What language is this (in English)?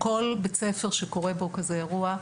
Hebrew